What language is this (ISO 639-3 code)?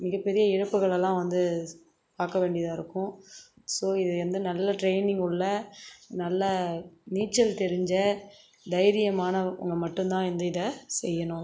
tam